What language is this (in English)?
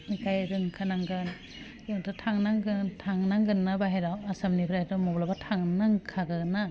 Bodo